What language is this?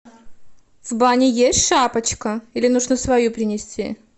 Russian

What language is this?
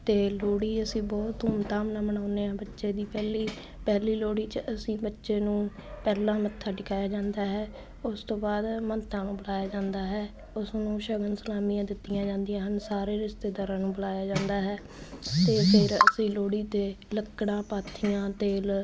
Punjabi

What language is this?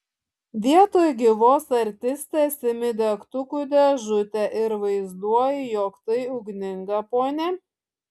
Lithuanian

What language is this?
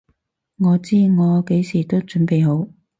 Cantonese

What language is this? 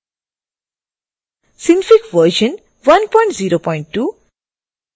Hindi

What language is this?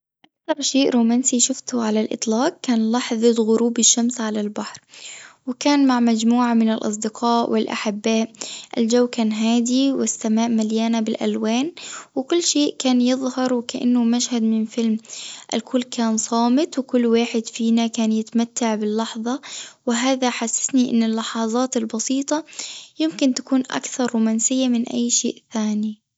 Tunisian Arabic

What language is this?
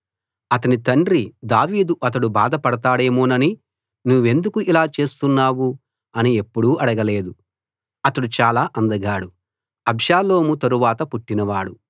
Telugu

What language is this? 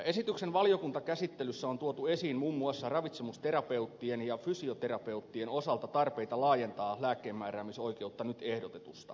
Finnish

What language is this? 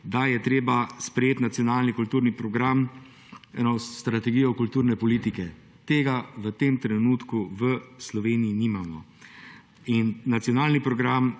Slovenian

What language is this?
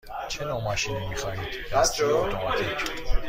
Persian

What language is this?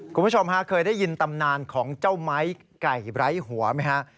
Thai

